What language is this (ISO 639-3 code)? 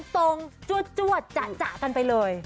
tha